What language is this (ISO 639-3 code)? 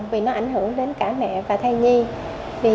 vie